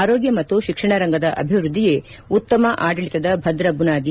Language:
Kannada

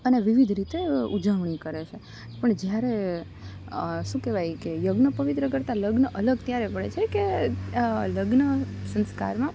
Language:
Gujarati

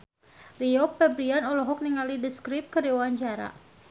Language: Sundanese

